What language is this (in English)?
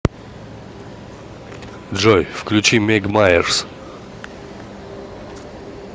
Russian